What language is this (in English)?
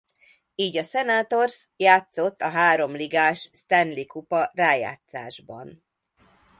Hungarian